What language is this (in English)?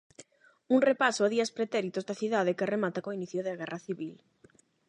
Galician